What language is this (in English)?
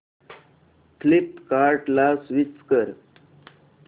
Marathi